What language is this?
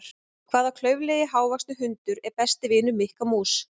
Icelandic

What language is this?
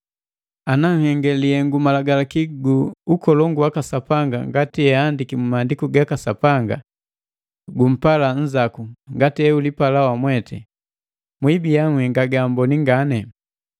Matengo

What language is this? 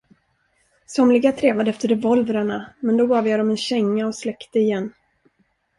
Swedish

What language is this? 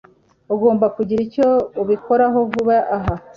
Kinyarwanda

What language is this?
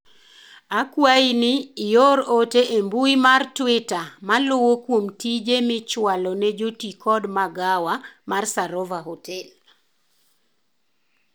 Luo (Kenya and Tanzania)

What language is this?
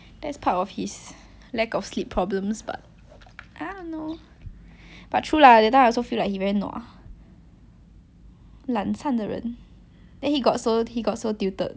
English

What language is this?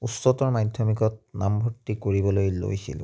Assamese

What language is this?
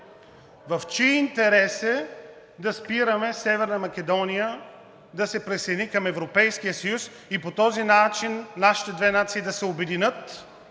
Bulgarian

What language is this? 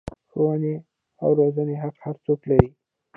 Pashto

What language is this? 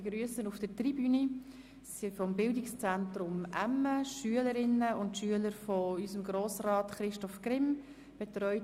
Swiss German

